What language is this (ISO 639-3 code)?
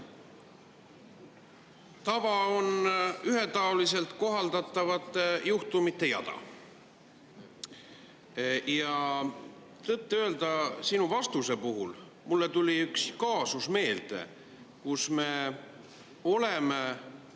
est